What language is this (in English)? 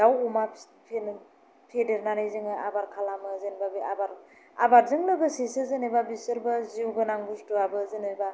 Bodo